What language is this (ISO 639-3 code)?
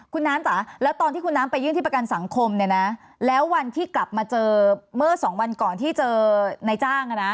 tha